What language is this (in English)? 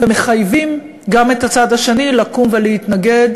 Hebrew